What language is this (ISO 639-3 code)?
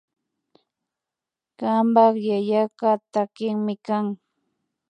qvi